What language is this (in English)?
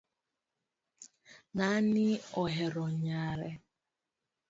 Luo (Kenya and Tanzania)